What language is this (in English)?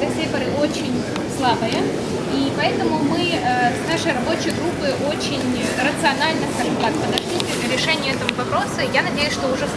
Russian